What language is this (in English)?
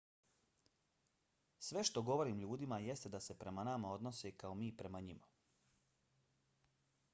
Bosnian